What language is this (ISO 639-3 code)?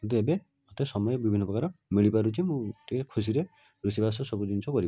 ori